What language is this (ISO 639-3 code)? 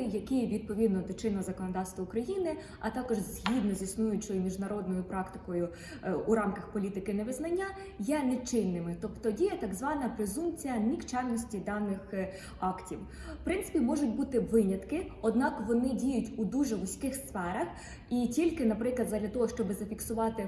ukr